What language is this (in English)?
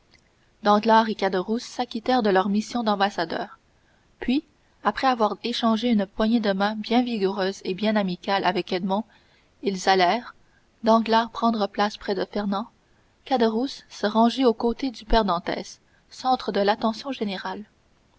French